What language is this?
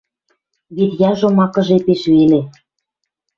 Western Mari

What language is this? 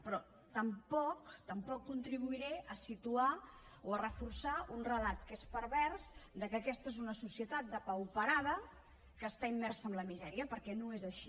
Catalan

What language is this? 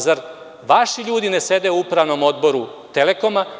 Serbian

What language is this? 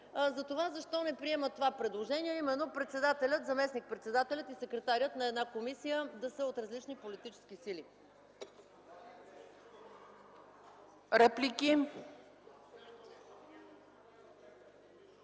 Bulgarian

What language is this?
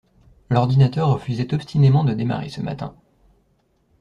French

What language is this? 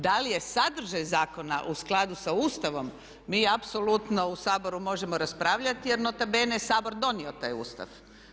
Croatian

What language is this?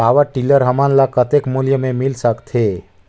Chhattisgarhi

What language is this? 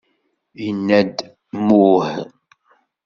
Kabyle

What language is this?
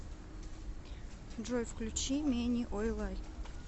Russian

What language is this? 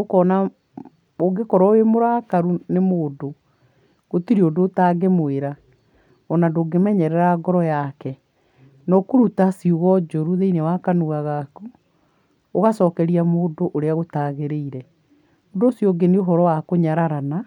Kikuyu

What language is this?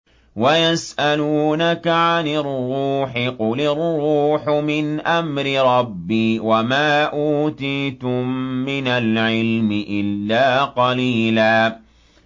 Arabic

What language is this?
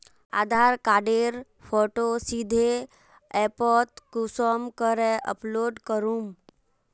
Magahi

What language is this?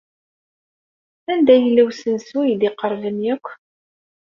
Kabyle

